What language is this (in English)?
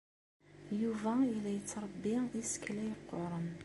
Kabyle